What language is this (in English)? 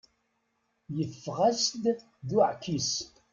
Kabyle